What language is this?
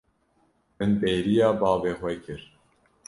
Kurdish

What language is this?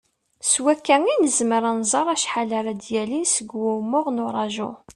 Kabyle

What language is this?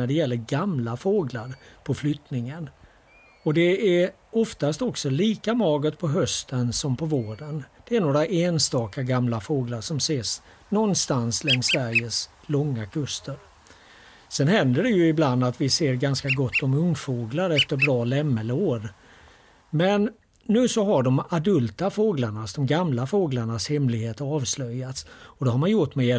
Swedish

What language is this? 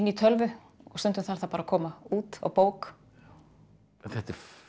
Icelandic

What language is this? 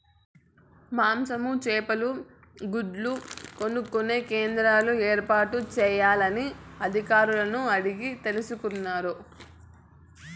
Telugu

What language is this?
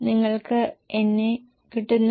Malayalam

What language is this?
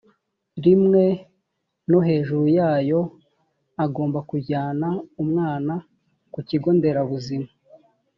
Kinyarwanda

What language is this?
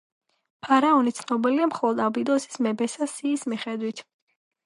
Georgian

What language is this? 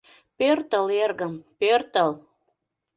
Mari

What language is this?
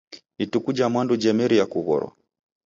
Taita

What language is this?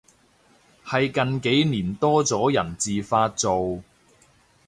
Cantonese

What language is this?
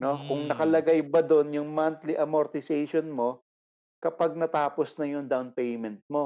Filipino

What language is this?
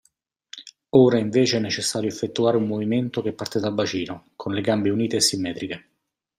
Italian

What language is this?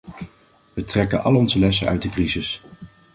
Dutch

